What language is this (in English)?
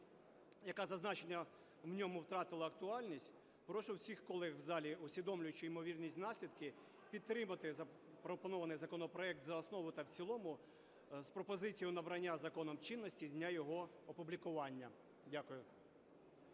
Ukrainian